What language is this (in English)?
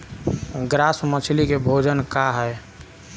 Bhojpuri